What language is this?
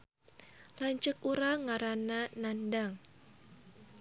Sundanese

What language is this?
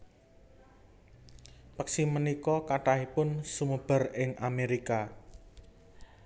Javanese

